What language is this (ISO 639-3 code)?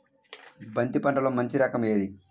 tel